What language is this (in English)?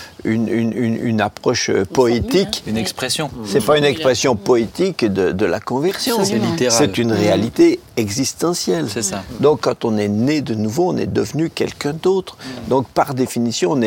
French